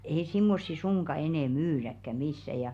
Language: Finnish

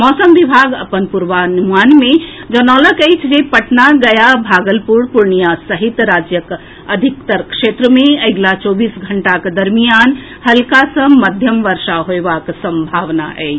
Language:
Maithili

